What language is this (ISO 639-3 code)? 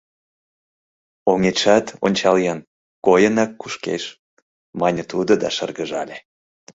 chm